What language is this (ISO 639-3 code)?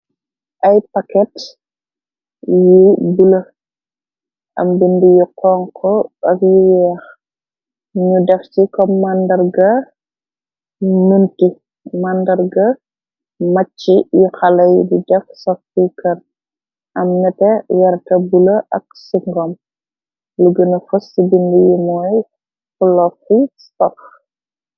wol